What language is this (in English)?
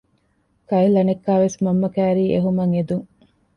Divehi